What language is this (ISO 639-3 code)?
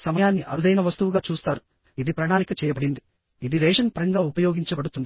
tel